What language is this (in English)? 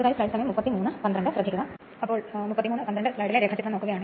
Malayalam